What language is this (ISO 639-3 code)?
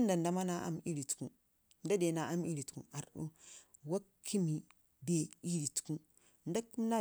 ngi